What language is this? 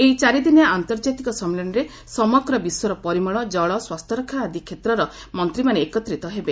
Odia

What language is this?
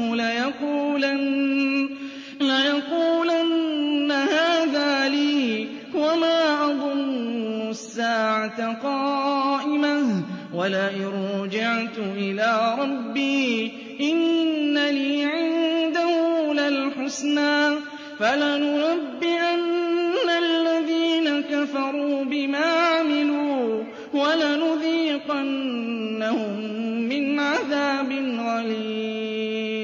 Arabic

